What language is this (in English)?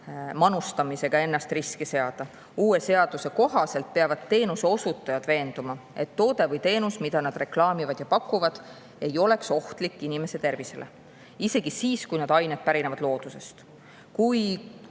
Estonian